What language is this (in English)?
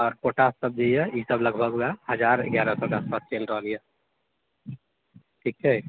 Maithili